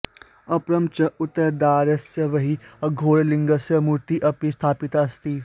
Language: Sanskrit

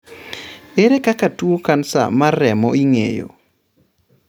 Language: Luo (Kenya and Tanzania)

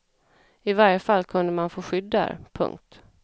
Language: Swedish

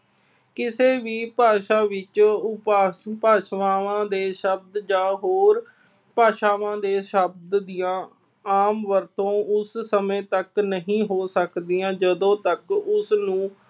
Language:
Punjabi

